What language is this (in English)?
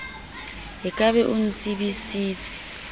Southern Sotho